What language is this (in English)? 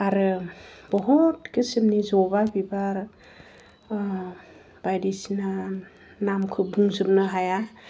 Bodo